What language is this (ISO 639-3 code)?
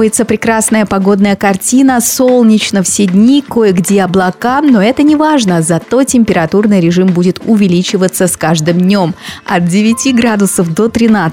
rus